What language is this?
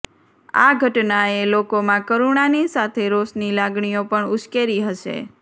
Gujarati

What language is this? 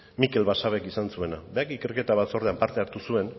Basque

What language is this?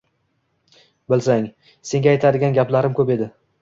Uzbek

